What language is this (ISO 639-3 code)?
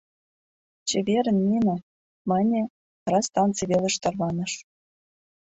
chm